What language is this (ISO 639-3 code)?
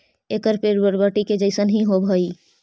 mag